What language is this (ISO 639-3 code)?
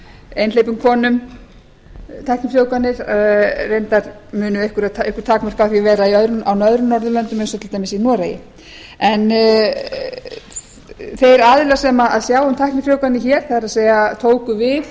isl